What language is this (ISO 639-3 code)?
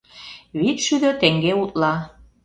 chm